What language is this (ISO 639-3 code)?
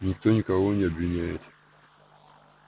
rus